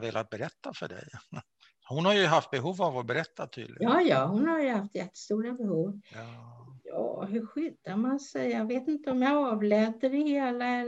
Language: Swedish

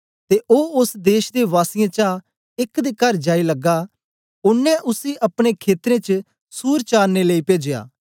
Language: Dogri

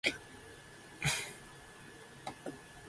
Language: Japanese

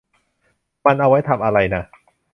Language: Thai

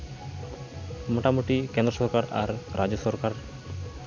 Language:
Santali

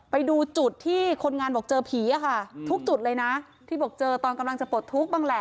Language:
Thai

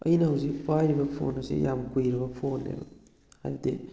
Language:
Manipuri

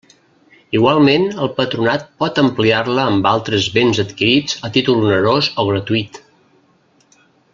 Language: Catalan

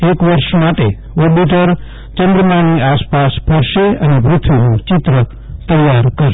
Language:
Gujarati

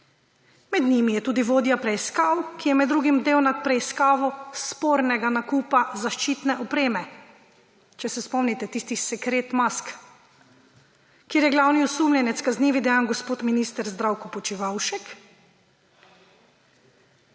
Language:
Slovenian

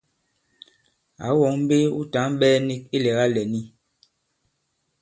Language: Bankon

